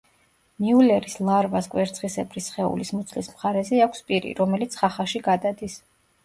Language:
Georgian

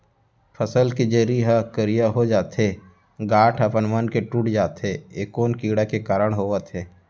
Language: Chhattisgarhi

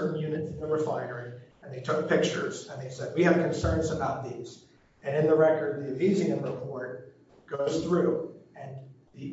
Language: English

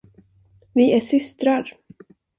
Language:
Swedish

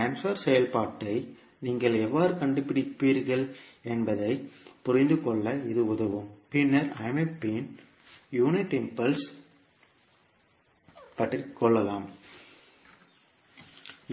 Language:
Tamil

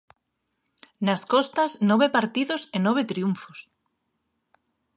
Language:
Galician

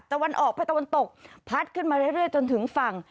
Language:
Thai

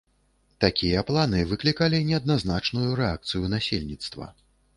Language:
Belarusian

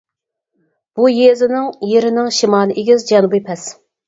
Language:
Uyghur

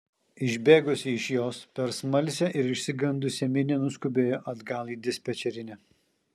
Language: Lithuanian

